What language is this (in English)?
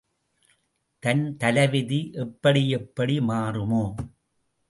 Tamil